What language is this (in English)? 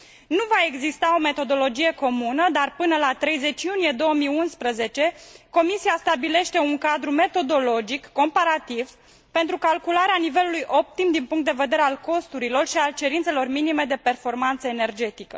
Romanian